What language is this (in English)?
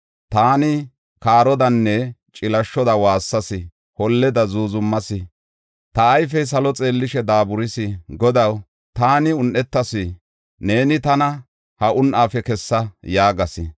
Gofa